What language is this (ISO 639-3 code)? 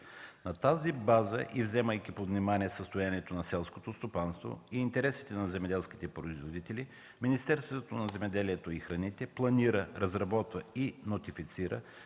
bul